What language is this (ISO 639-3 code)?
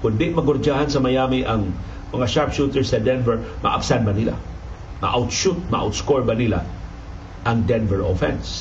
fil